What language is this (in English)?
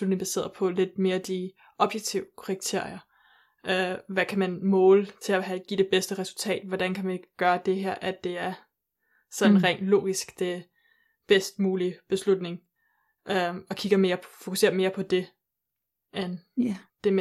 Danish